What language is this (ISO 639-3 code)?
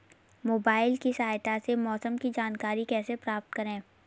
hin